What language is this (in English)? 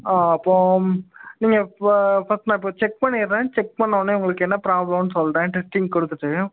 Tamil